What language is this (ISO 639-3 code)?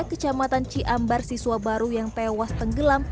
ind